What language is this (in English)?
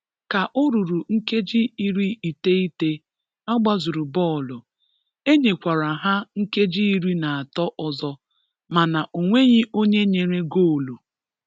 Igbo